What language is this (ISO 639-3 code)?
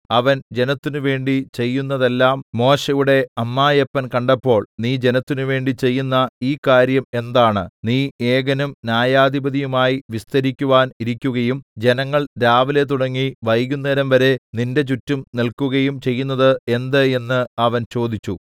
mal